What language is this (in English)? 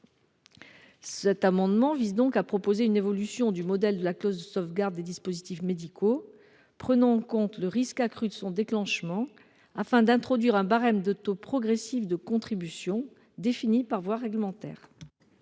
French